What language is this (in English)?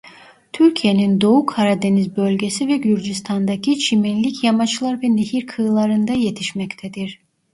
Turkish